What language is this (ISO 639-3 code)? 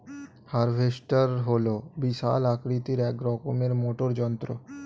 ben